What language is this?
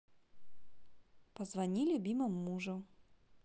Russian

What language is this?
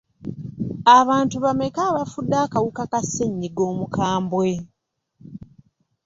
Ganda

